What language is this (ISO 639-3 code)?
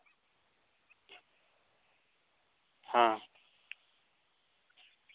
sat